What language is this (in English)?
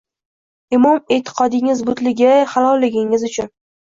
Uzbek